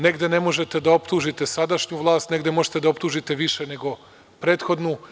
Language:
Serbian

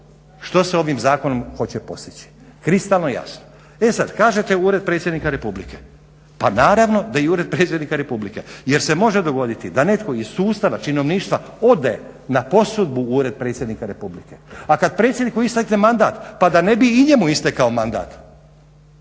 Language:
Croatian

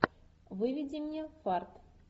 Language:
Russian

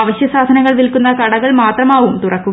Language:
Malayalam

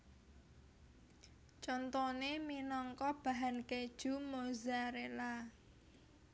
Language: Javanese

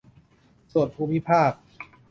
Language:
Thai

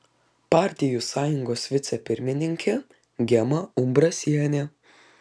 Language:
Lithuanian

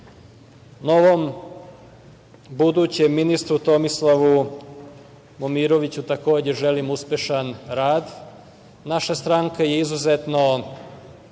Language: Serbian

